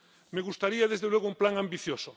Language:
Spanish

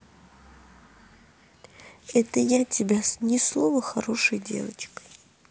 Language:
Russian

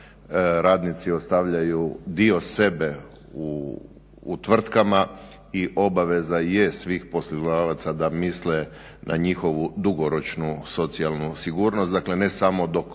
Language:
Croatian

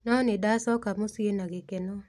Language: Kikuyu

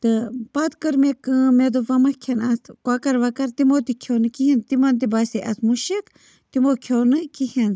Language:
Kashmiri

